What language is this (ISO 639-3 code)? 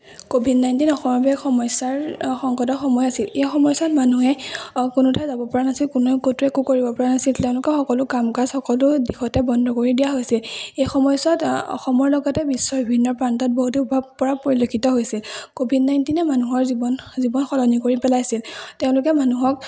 asm